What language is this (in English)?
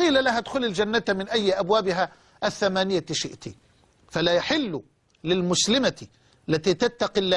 Arabic